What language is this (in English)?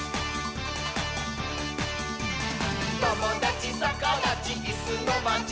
Japanese